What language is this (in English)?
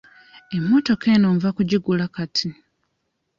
Ganda